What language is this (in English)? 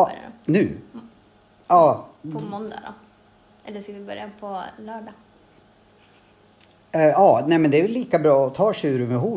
Swedish